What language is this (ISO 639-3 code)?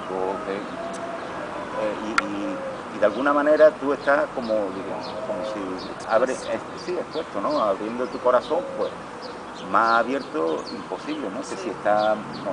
spa